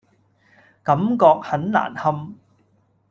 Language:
Cantonese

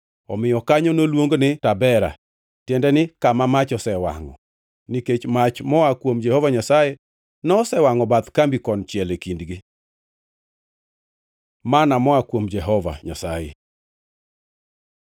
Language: Luo (Kenya and Tanzania)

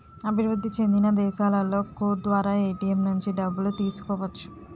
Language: Telugu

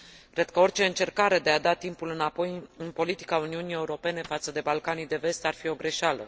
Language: Romanian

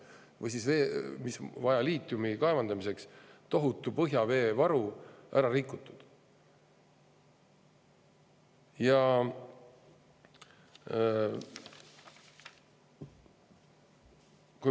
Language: Estonian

